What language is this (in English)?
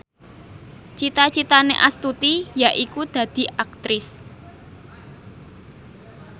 Javanese